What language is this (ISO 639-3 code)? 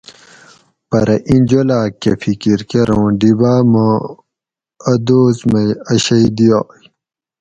gwc